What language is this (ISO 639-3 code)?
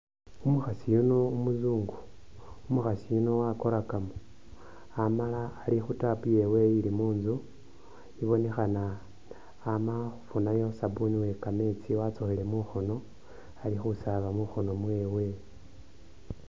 myx